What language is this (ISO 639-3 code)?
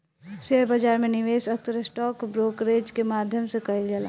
bho